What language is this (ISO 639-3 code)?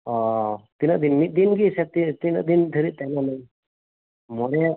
sat